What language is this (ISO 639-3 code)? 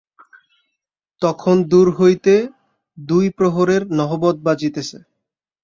ben